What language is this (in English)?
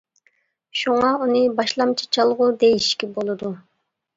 Uyghur